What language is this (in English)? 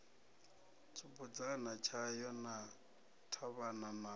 Venda